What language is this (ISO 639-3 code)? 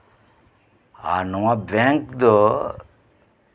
sat